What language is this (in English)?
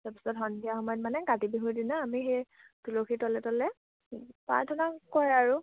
Assamese